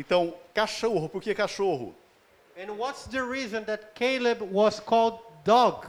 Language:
Portuguese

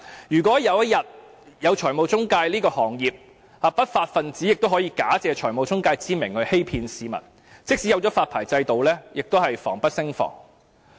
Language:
Cantonese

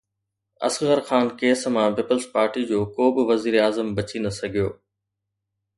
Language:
Sindhi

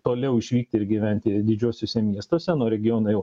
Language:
Lithuanian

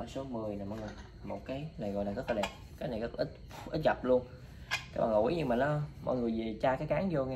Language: Vietnamese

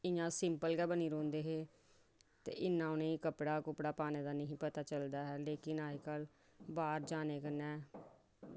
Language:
Dogri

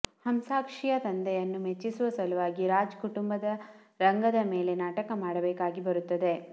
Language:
Kannada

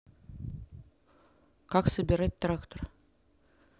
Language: Russian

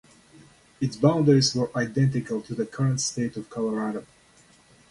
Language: English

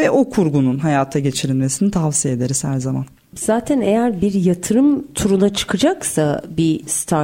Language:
Turkish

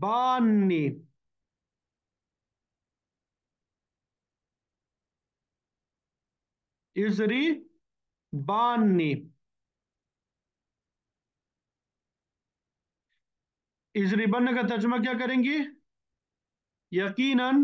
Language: Arabic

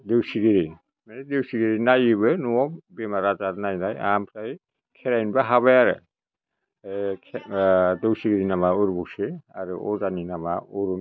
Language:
Bodo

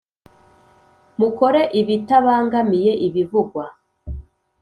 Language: Kinyarwanda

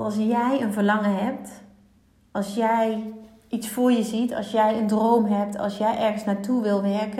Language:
Dutch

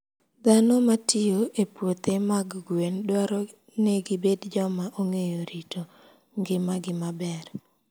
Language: Luo (Kenya and Tanzania)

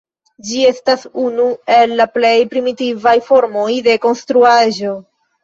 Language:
Esperanto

